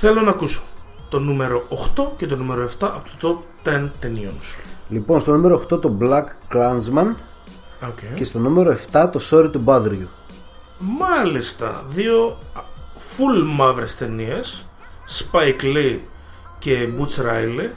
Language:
Greek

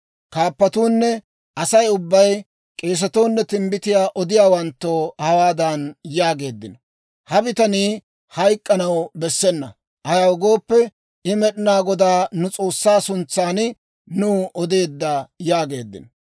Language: Dawro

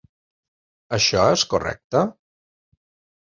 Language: Catalan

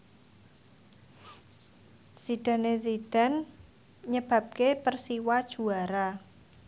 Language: Javanese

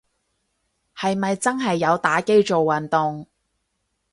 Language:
Cantonese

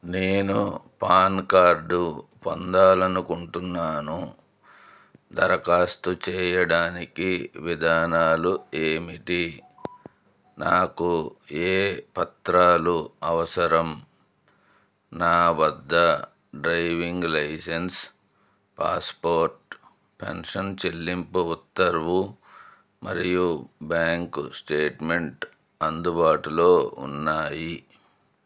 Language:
Telugu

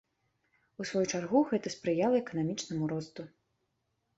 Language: Belarusian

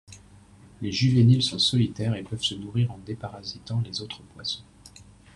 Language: French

